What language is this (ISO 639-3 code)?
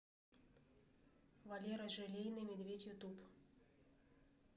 rus